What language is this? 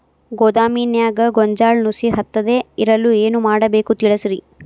Kannada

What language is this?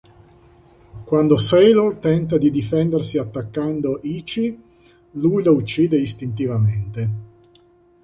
Italian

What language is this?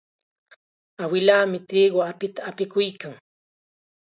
Chiquián Ancash Quechua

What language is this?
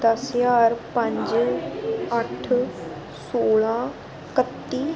Dogri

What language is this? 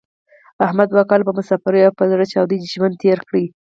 Pashto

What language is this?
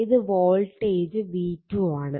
Malayalam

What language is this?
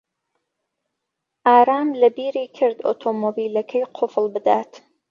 Central Kurdish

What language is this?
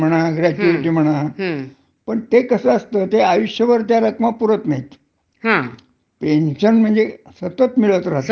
Marathi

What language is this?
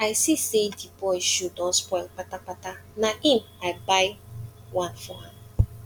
Nigerian Pidgin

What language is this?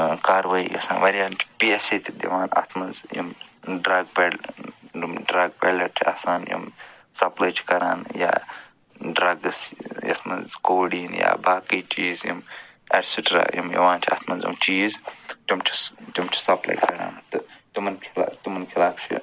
Kashmiri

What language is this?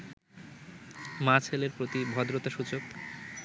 Bangla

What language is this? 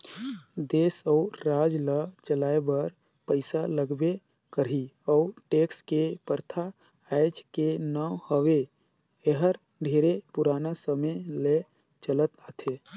Chhattisgarhi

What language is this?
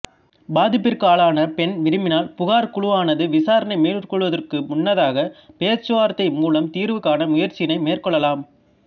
Tamil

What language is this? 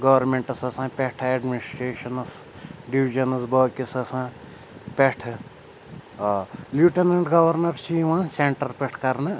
Kashmiri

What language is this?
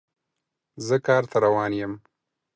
Pashto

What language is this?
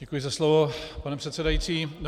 Czech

